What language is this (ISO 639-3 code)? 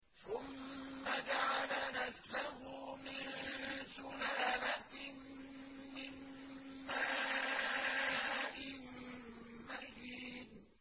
ara